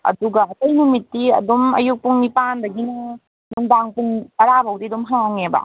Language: Manipuri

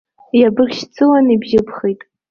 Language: Abkhazian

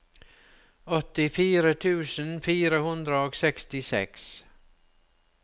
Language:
Norwegian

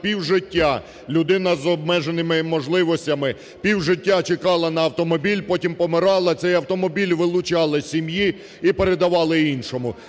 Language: Ukrainian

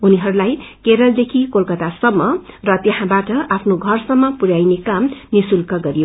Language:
Nepali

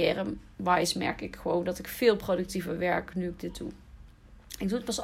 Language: Dutch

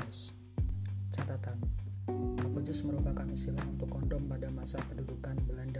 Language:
Indonesian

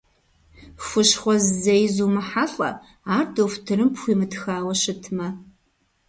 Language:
Kabardian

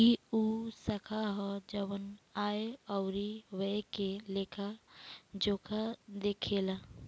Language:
Bhojpuri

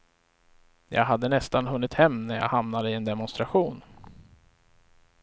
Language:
Swedish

